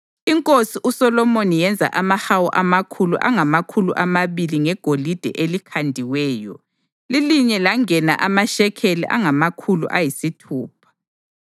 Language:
North Ndebele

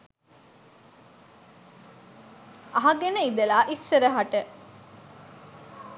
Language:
Sinhala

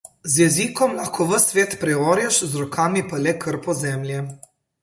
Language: Slovenian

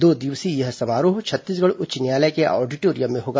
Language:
Hindi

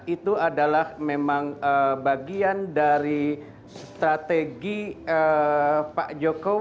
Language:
Indonesian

